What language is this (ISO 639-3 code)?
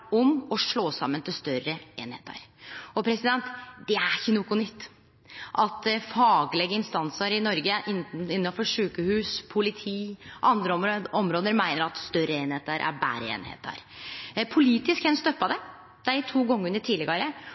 nno